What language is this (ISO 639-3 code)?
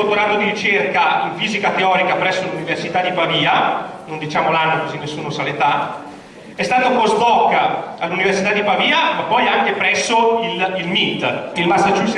ita